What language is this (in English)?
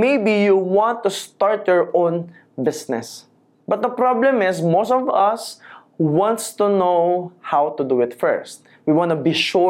Filipino